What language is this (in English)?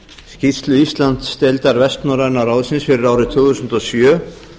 Icelandic